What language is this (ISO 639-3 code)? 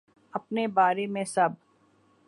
urd